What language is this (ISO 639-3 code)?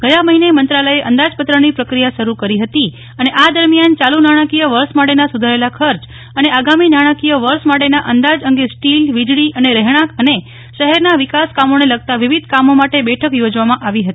guj